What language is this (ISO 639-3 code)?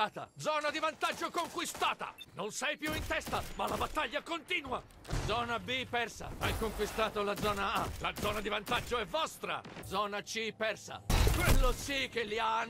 ita